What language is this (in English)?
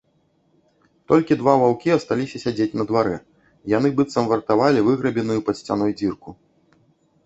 Belarusian